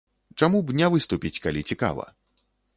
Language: Belarusian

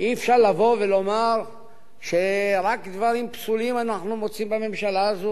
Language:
Hebrew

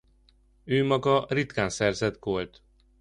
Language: Hungarian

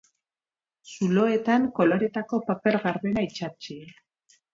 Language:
Basque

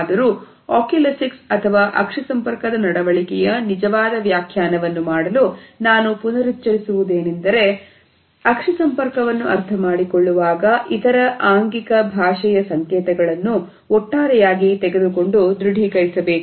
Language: Kannada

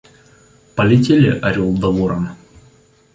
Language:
Russian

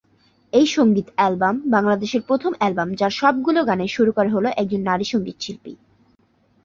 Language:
Bangla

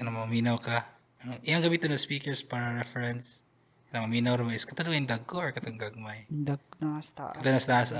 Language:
Filipino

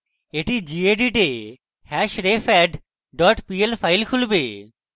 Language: Bangla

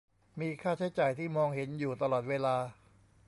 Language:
Thai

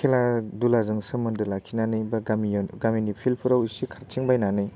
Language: Bodo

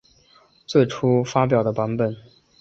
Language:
Chinese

